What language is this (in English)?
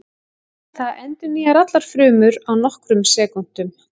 Icelandic